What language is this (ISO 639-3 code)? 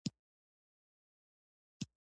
pus